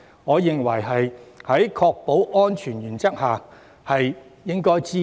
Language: Cantonese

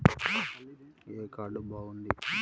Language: Telugu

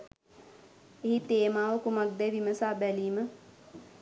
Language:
Sinhala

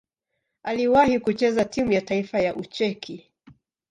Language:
Swahili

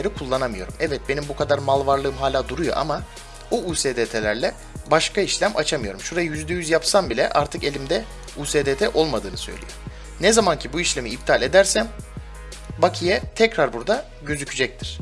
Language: Turkish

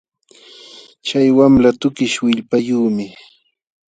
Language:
Jauja Wanca Quechua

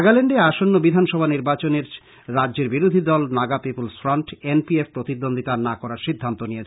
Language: Bangla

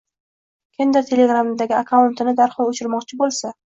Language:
Uzbek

